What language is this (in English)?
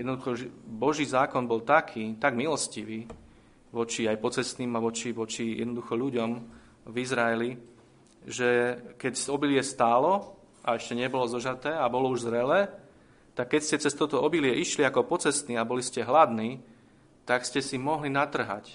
Slovak